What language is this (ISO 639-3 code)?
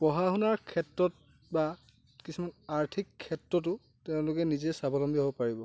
asm